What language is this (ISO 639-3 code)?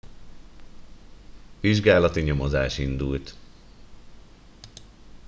hun